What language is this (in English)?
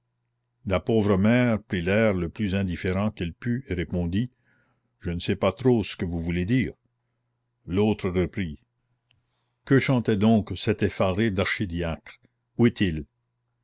French